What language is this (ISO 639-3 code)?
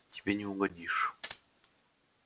rus